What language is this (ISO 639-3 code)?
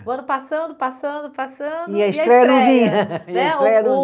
por